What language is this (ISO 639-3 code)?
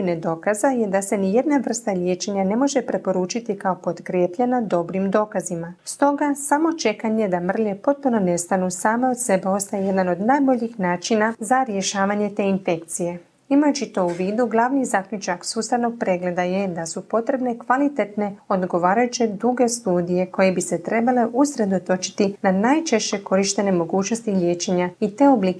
hrv